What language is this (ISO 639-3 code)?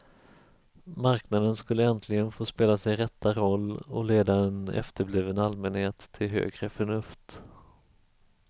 swe